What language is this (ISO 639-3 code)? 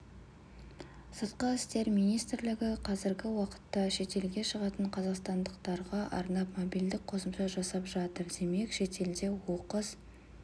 kaz